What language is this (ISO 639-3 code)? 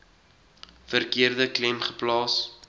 afr